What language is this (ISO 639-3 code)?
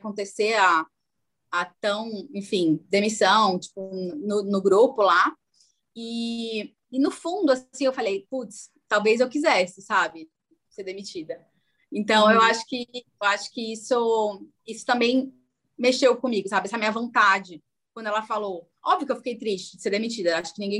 por